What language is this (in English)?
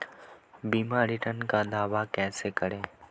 Hindi